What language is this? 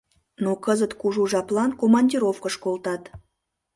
Mari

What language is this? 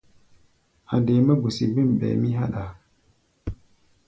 Gbaya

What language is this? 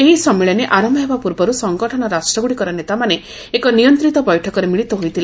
Odia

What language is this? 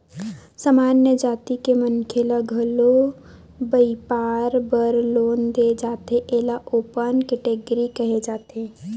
Chhattisgarhi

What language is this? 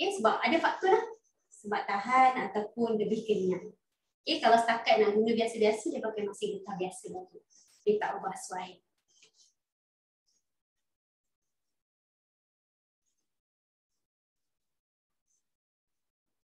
Malay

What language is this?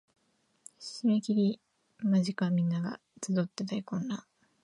Japanese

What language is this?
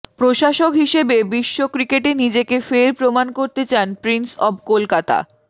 Bangla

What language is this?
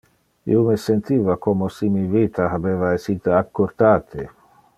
Interlingua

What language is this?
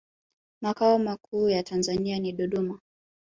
Swahili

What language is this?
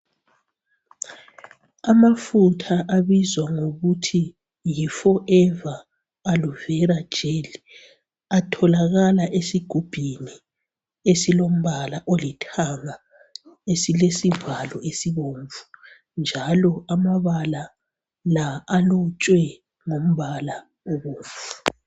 North Ndebele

